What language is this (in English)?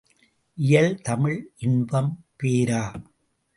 Tamil